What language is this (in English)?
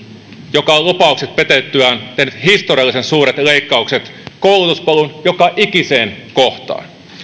Finnish